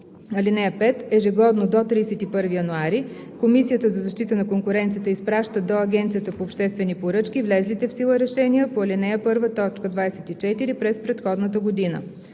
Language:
Bulgarian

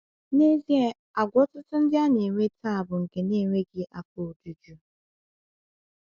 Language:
Igbo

